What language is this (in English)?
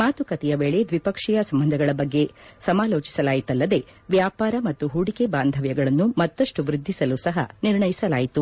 Kannada